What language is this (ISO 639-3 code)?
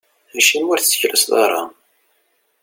kab